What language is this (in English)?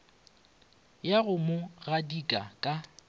Northern Sotho